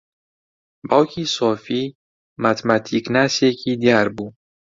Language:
Central Kurdish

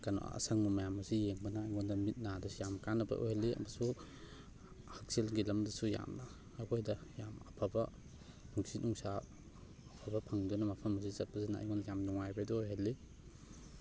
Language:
Manipuri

